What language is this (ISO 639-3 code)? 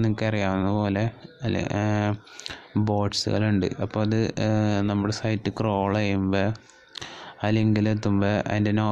mal